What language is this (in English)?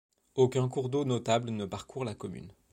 French